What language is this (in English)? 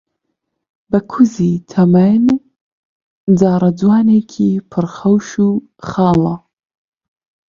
Central Kurdish